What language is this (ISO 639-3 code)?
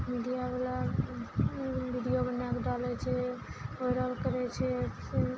mai